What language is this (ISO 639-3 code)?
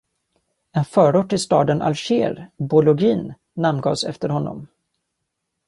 swe